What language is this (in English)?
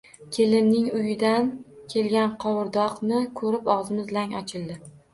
Uzbek